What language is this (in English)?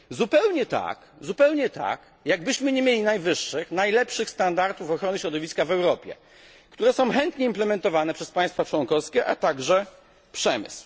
Polish